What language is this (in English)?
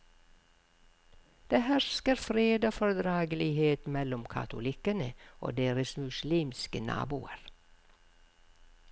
Norwegian